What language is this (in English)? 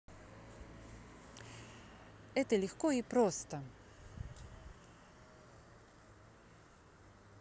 Russian